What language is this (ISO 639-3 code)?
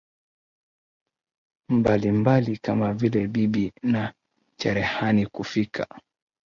swa